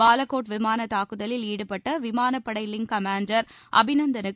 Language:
Tamil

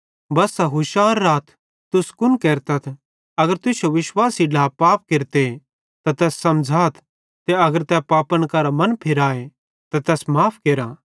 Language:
Bhadrawahi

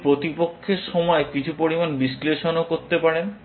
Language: Bangla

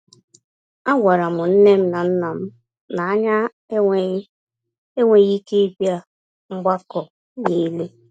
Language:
Igbo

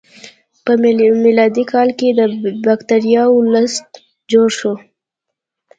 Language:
Pashto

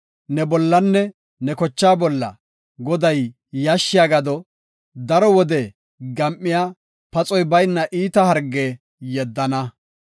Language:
Gofa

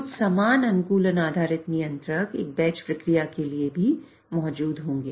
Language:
Hindi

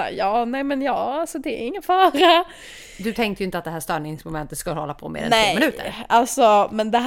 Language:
Swedish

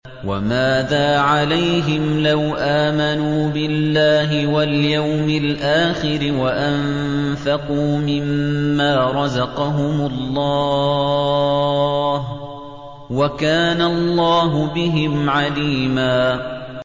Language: Arabic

